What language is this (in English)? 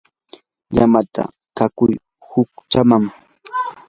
Yanahuanca Pasco Quechua